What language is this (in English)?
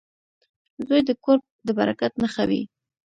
Pashto